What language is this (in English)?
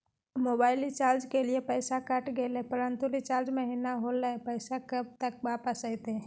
Magahi